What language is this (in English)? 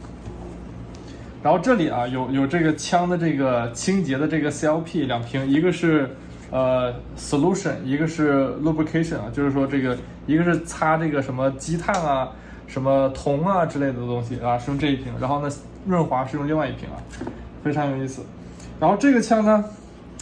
Chinese